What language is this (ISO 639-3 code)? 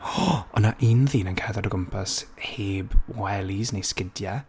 cym